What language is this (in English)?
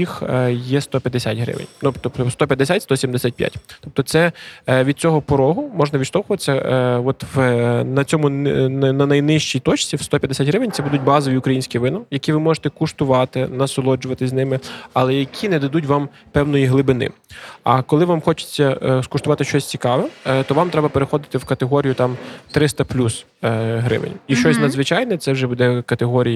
Ukrainian